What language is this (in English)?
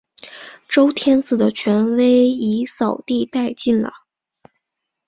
Chinese